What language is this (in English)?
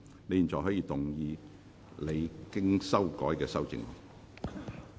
Cantonese